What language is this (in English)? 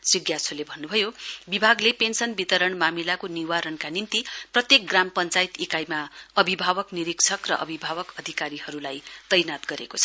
Nepali